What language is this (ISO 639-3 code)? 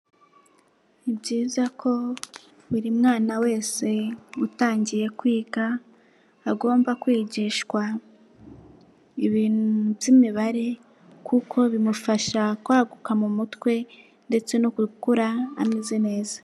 kin